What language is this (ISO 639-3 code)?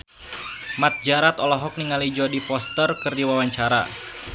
sun